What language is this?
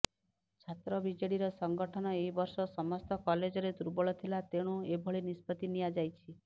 Odia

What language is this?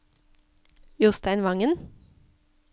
Norwegian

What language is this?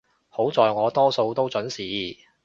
Cantonese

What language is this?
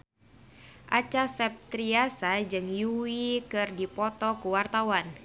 Sundanese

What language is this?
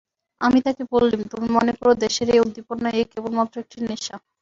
Bangla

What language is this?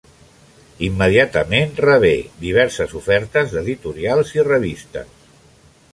Catalan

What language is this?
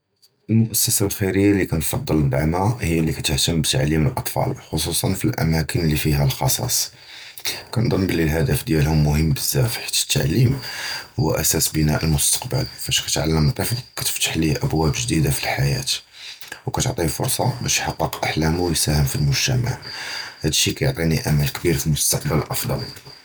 Judeo-Arabic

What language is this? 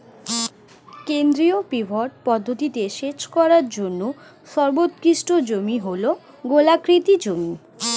Bangla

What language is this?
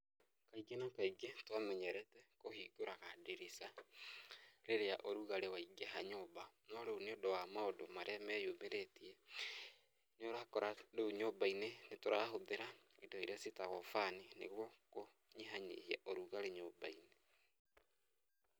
Kikuyu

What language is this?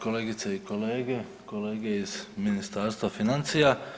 Croatian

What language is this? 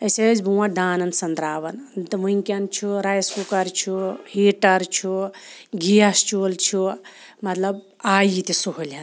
Kashmiri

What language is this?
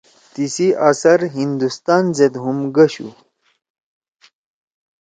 Torwali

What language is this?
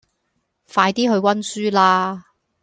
Cantonese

